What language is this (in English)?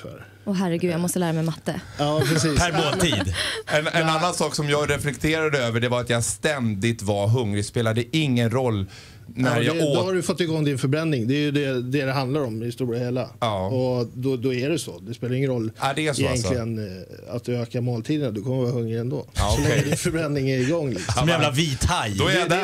Swedish